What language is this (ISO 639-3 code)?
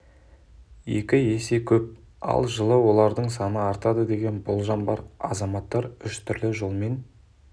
kaz